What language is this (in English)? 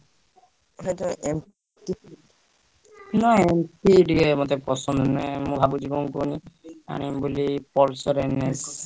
Odia